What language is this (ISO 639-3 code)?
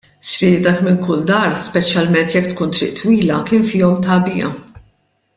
mlt